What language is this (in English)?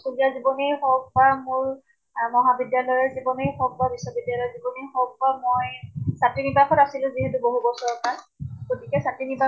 Assamese